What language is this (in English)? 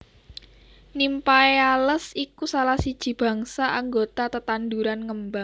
Javanese